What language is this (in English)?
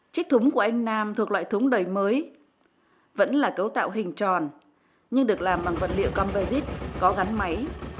Vietnamese